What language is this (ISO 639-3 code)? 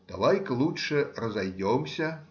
rus